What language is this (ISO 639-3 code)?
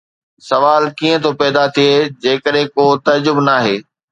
snd